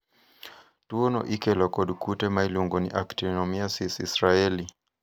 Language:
Luo (Kenya and Tanzania)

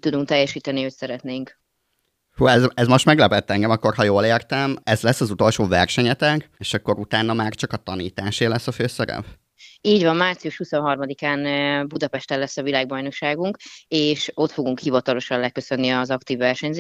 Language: Hungarian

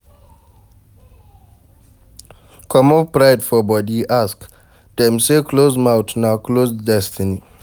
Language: Nigerian Pidgin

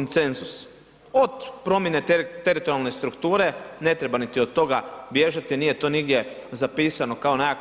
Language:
Croatian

